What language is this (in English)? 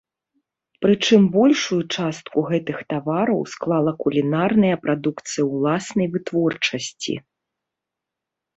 Belarusian